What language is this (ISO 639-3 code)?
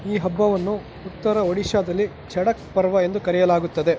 kan